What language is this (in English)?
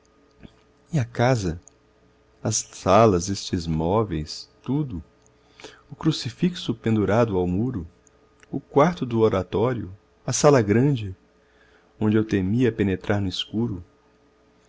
Portuguese